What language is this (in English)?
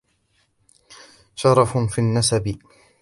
Arabic